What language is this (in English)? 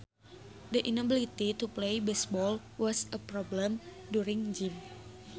Sundanese